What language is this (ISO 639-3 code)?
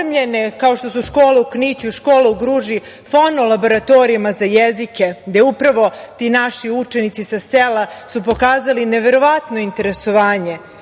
srp